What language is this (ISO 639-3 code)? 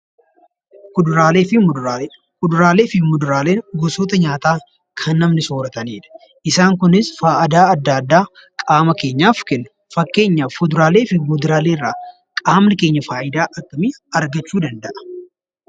orm